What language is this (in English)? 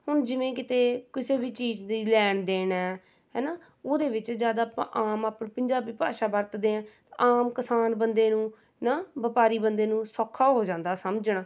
Punjabi